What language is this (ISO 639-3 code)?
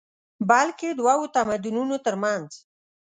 pus